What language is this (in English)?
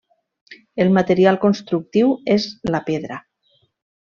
Catalan